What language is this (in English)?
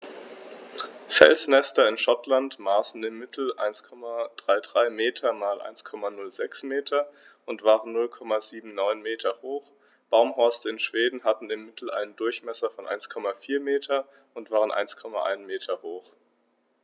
German